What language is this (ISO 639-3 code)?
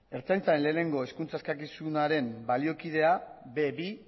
eus